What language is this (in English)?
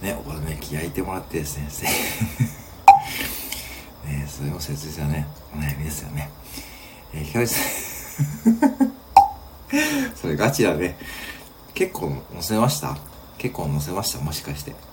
Japanese